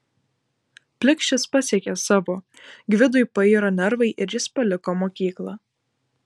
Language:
Lithuanian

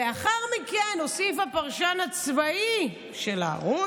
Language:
Hebrew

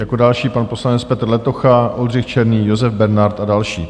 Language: Czech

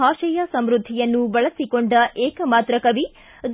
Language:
Kannada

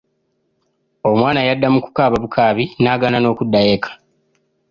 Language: Ganda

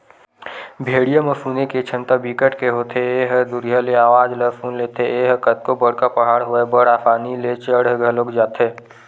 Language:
Chhattisgarhi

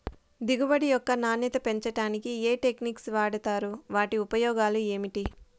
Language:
Telugu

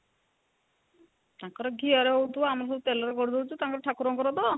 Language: Odia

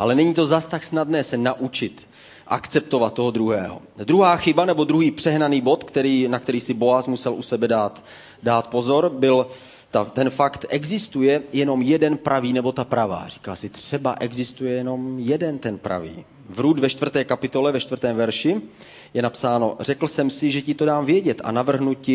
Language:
Czech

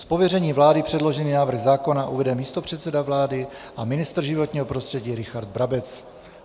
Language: Czech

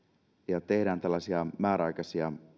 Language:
Finnish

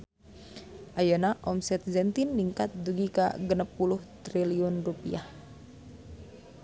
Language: Sundanese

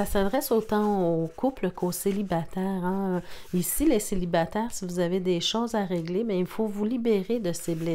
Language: French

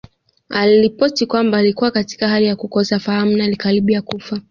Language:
Swahili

